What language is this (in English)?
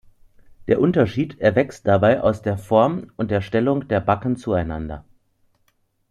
German